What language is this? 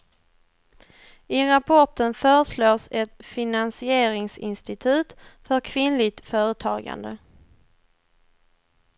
Swedish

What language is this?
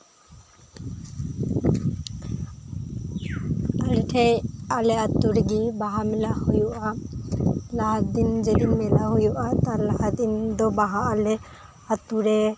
Santali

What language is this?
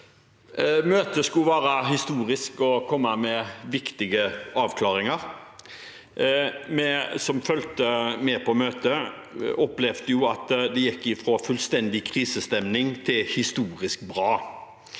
Norwegian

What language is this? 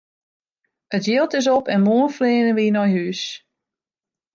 Western Frisian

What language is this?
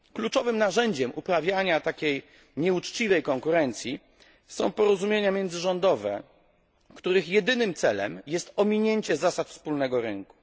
Polish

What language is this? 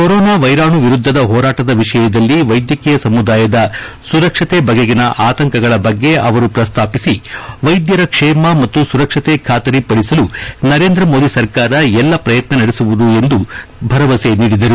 Kannada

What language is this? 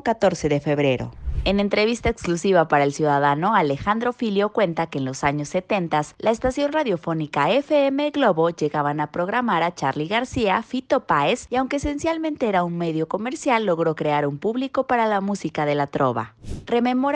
Spanish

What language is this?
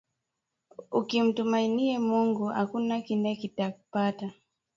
Swahili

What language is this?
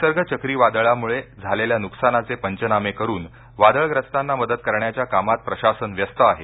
Marathi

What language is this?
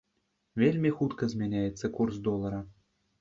Belarusian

